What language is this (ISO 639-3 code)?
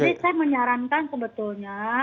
ind